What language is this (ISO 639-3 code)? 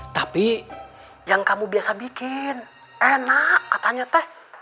ind